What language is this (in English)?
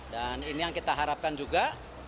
Indonesian